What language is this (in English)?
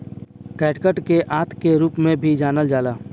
Bhojpuri